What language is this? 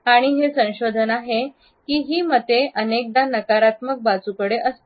Marathi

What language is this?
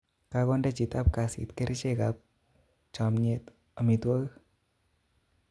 Kalenjin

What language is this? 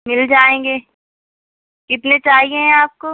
Urdu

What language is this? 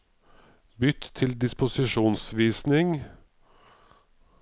Norwegian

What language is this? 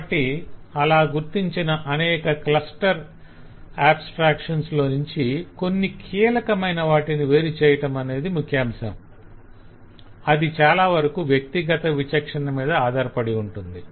Telugu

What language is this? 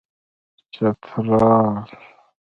Pashto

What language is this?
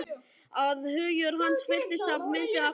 Icelandic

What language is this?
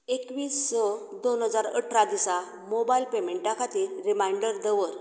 Konkani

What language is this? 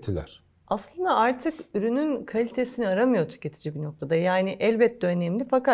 Turkish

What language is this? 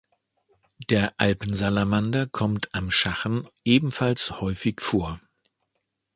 German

